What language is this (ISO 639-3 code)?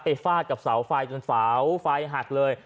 tha